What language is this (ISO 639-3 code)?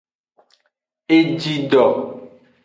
ajg